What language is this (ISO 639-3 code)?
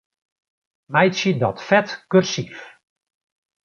fry